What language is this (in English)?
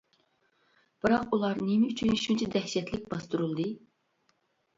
Uyghur